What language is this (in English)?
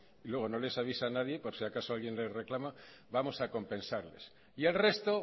Spanish